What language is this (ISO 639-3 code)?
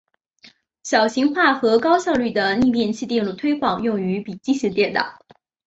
zho